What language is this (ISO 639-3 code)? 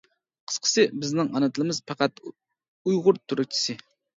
uig